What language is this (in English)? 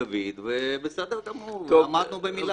Hebrew